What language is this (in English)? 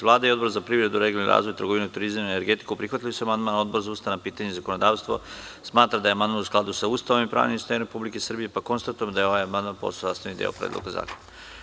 Serbian